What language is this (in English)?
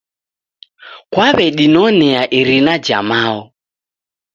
Taita